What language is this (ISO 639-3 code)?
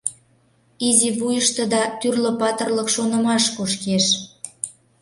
chm